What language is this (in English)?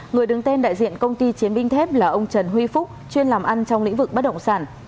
Vietnamese